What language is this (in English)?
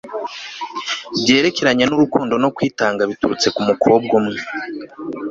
Kinyarwanda